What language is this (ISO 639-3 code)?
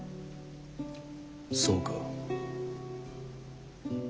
jpn